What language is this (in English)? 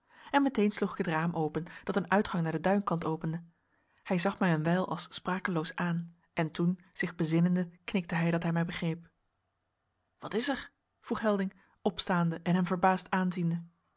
Dutch